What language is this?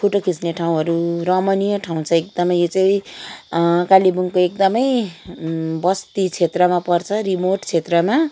Nepali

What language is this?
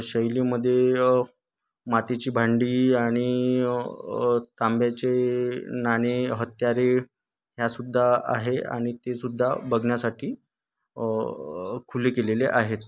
Marathi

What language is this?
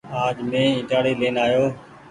Goaria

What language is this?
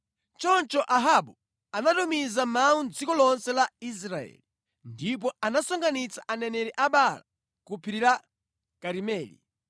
Nyanja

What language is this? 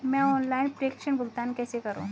Hindi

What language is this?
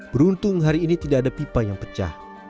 Indonesian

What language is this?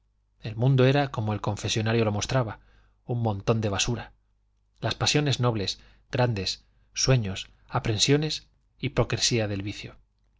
Spanish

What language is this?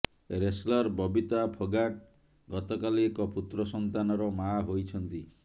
Odia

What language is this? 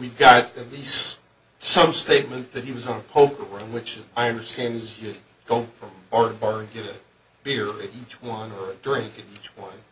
English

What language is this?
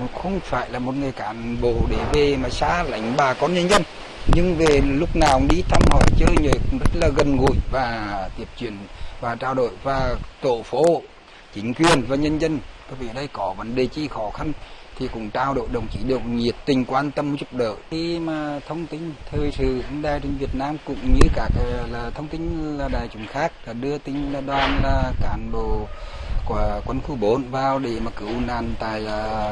Vietnamese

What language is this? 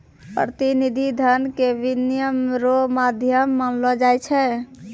Maithili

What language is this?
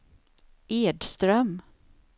Swedish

